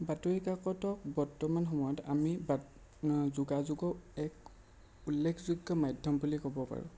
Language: Assamese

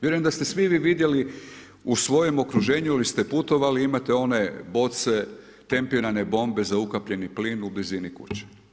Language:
Croatian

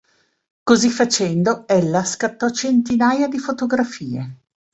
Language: Italian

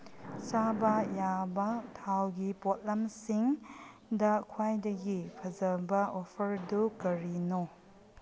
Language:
Manipuri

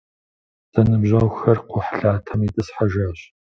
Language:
Kabardian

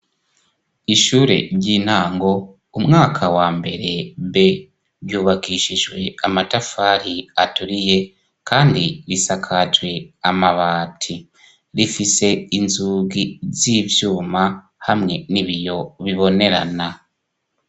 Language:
Rundi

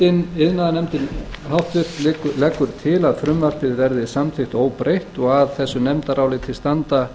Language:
Icelandic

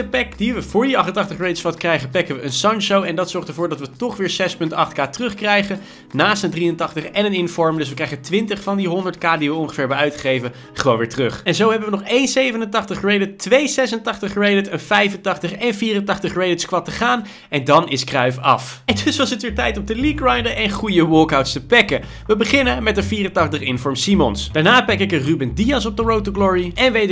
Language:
Dutch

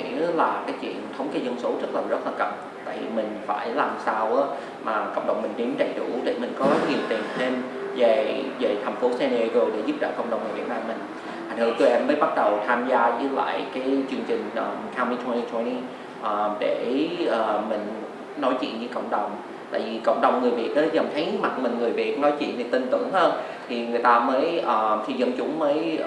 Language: Vietnamese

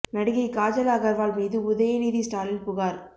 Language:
Tamil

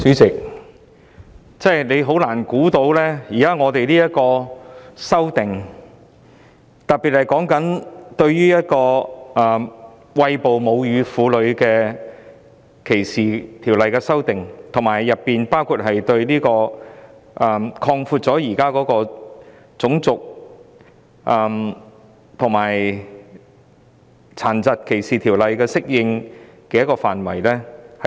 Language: Cantonese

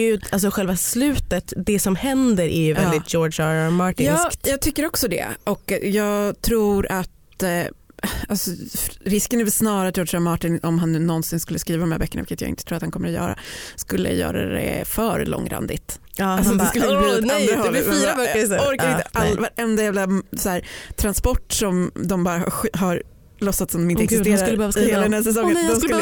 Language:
Swedish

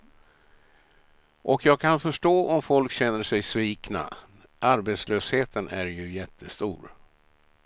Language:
Swedish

